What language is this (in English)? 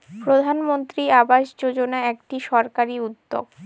Bangla